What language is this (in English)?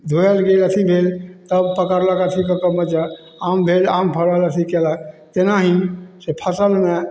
Maithili